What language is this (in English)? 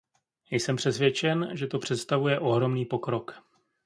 Czech